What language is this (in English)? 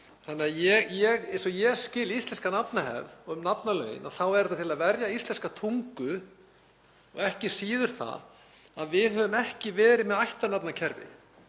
Icelandic